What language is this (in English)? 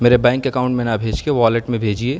Urdu